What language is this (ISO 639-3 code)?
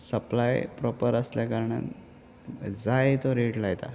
kok